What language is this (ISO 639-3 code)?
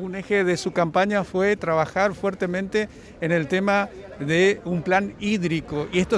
spa